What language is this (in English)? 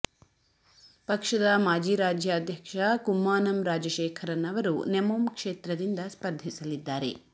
Kannada